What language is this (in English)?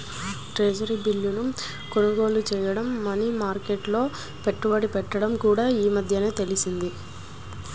Telugu